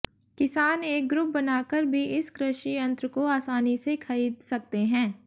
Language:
Hindi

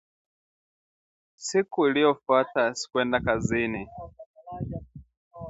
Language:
Swahili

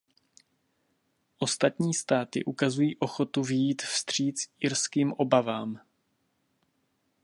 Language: Czech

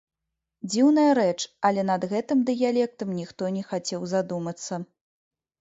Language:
Belarusian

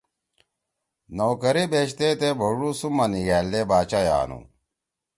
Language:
Torwali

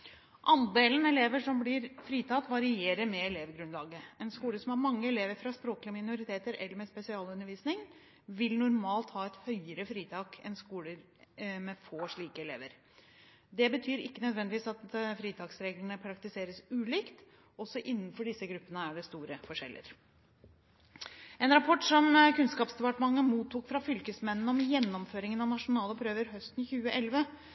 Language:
Norwegian Bokmål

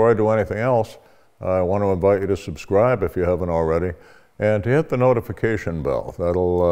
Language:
English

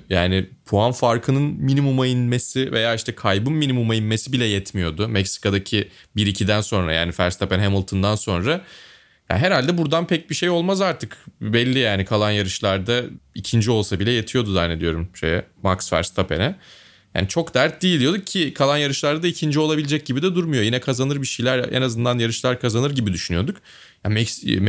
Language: Turkish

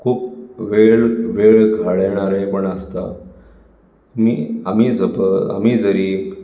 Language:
Konkani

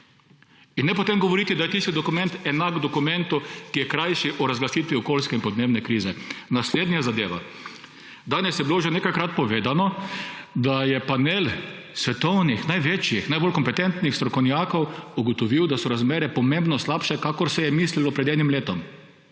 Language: Slovenian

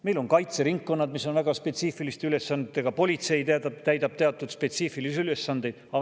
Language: Estonian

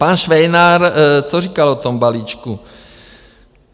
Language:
Czech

